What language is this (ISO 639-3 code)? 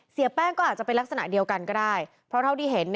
tha